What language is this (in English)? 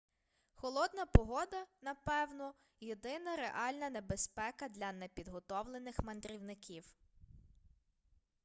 Ukrainian